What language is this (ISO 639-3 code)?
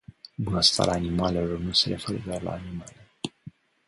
ron